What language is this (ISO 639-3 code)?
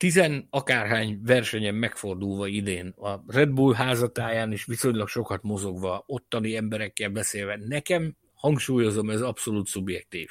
hun